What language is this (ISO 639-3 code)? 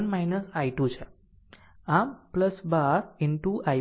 guj